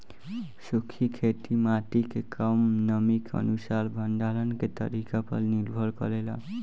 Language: Bhojpuri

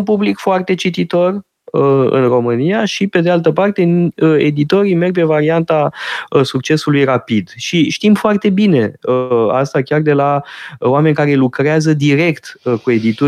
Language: Romanian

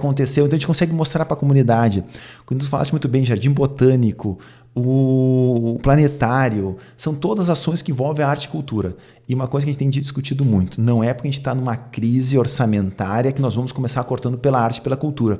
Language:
Portuguese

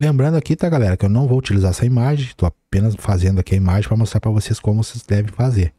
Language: Portuguese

